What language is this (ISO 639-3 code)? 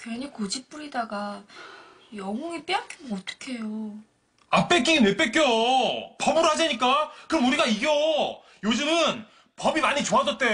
kor